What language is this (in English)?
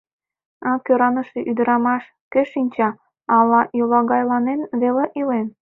Mari